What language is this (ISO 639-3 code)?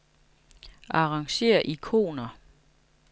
dan